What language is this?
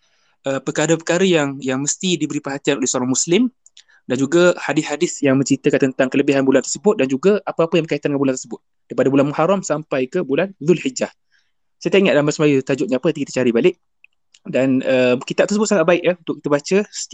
Malay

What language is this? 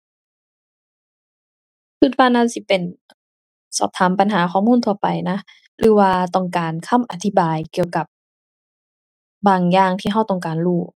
Thai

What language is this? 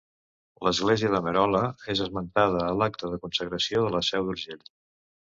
Catalan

